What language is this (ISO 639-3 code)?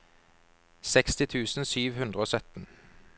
nor